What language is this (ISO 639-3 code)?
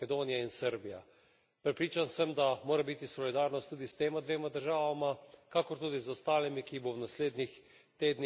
slv